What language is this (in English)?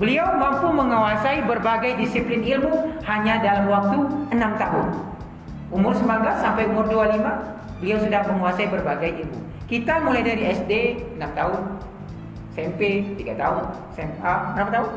Indonesian